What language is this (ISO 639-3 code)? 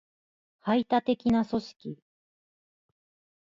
jpn